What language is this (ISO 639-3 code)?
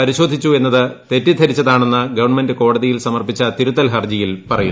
mal